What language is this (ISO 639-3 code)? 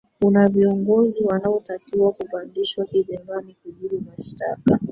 swa